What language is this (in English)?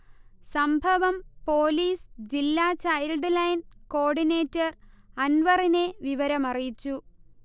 Malayalam